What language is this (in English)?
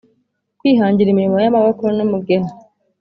Kinyarwanda